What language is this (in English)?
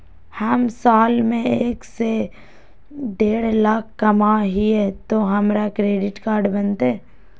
Magahi